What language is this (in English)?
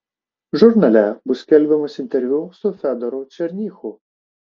Lithuanian